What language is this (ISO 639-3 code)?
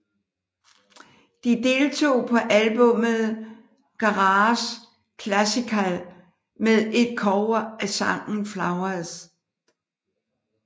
dan